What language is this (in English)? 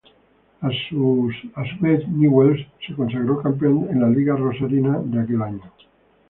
Spanish